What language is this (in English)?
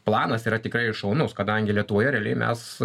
Lithuanian